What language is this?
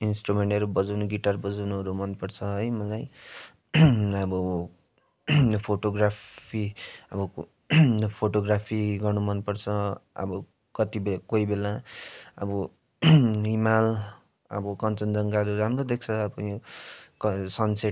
Nepali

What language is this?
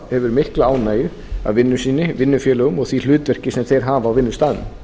Icelandic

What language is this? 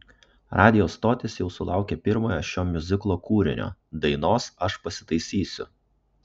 Lithuanian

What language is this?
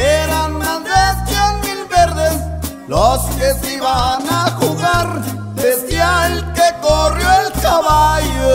Spanish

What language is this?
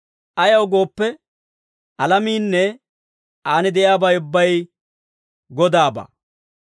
Dawro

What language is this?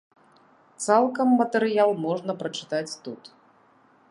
Belarusian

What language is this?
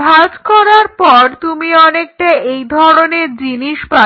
Bangla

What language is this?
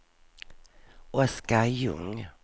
Swedish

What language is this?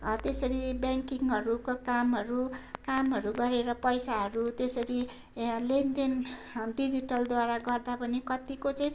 Nepali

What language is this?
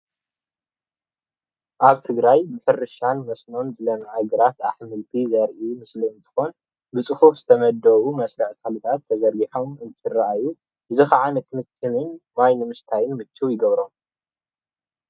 Tigrinya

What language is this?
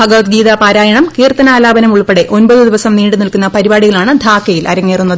Malayalam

